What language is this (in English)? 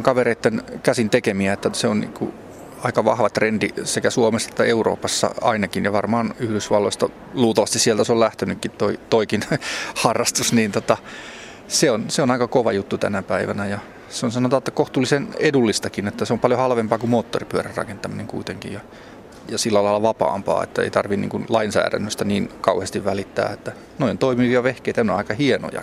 Finnish